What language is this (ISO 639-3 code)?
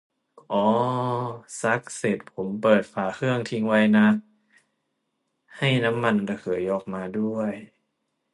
tha